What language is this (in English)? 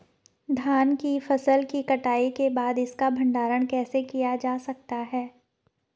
Hindi